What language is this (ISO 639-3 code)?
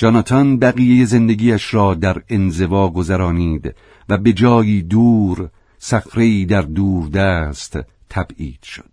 fas